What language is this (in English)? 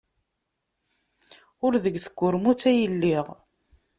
Kabyle